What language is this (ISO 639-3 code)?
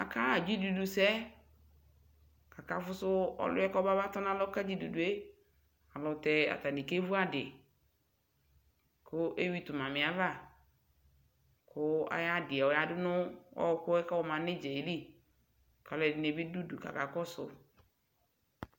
kpo